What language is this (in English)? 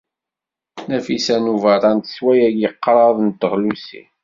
Kabyle